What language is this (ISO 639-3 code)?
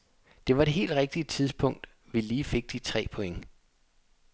dan